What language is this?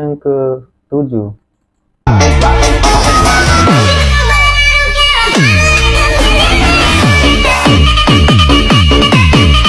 Indonesian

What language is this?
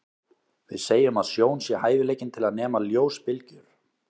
Icelandic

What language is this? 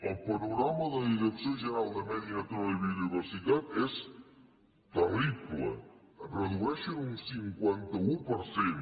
Catalan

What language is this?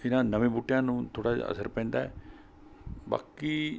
Punjabi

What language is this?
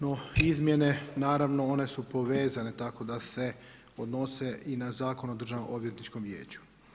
Croatian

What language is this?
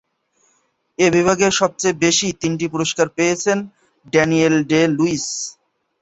Bangla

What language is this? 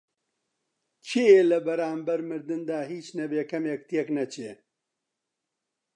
Central Kurdish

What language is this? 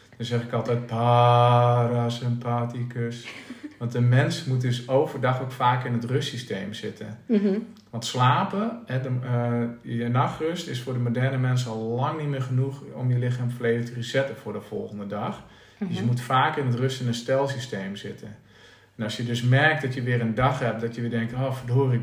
Dutch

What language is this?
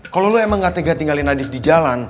Indonesian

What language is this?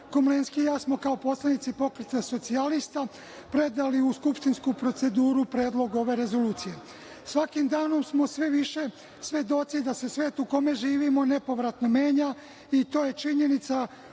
Serbian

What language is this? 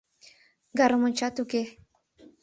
Mari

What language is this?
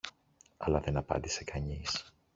Greek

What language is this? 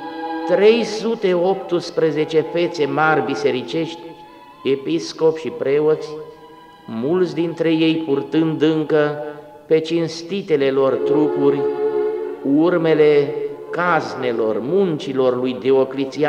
Romanian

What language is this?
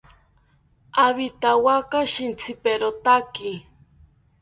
South Ucayali Ashéninka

